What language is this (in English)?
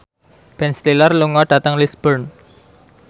Javanese